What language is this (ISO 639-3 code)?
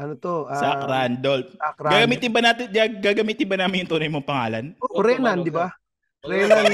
fil